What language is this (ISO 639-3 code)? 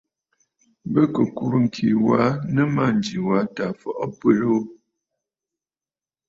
bfd